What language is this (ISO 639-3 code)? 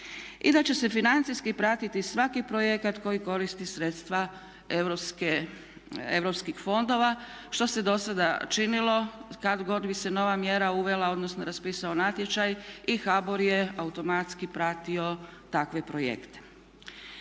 hrv